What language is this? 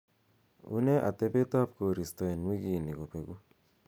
Kalenjin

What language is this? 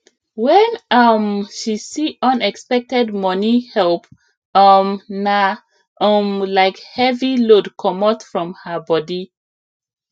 Nigerian Pidgin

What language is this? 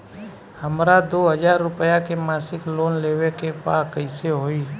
Bhojpuri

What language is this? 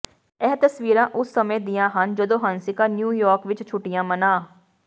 Punjabi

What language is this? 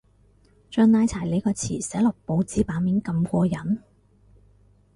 Cantonese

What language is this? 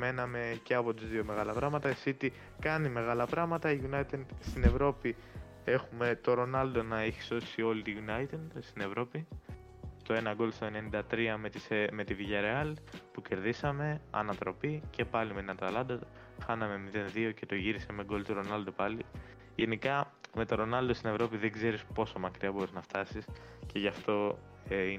Greek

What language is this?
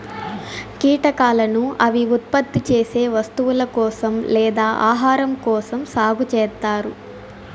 Telugu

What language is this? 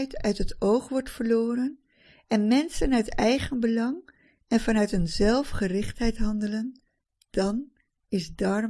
Dutch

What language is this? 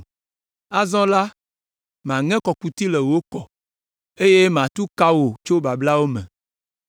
Ewe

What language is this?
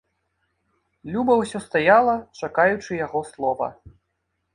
Belarusian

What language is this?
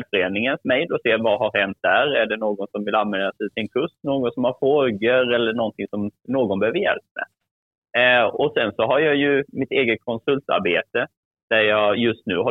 Swedish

